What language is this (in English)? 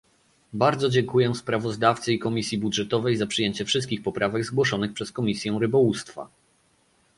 Polish